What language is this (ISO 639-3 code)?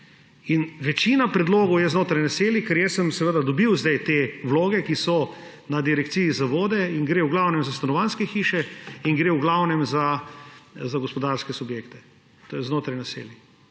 slv